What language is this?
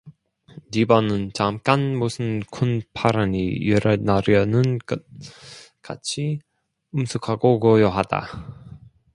Korean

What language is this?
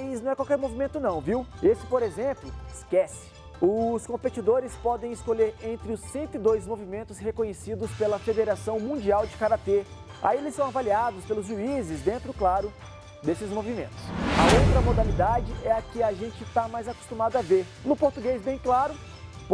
Portuguese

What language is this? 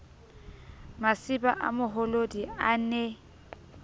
Southern Sotho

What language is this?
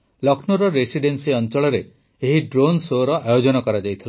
Odia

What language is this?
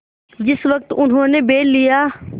Hindi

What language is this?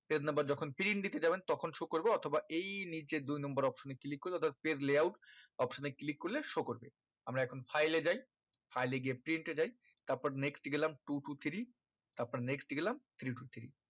Bangla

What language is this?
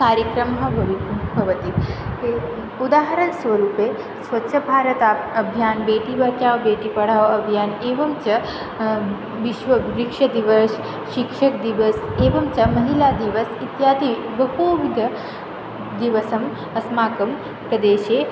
Sanskrit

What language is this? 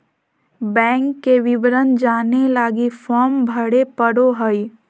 Magahi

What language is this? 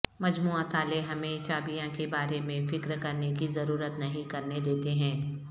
Urdu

